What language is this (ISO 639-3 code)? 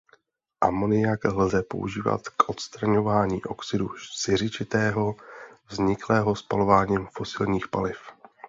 ces